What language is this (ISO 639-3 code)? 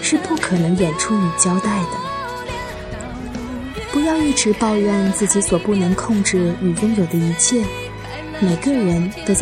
zho